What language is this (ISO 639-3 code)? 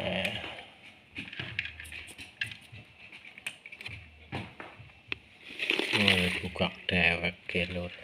ind